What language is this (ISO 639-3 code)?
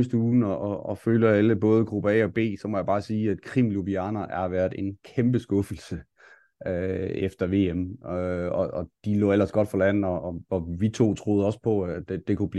dan